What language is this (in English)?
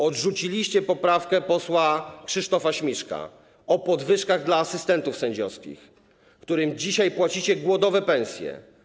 Polish